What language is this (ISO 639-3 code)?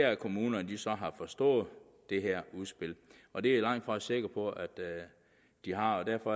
dan